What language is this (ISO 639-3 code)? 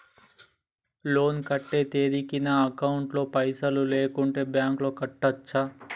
tel